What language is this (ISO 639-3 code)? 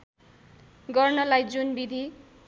nep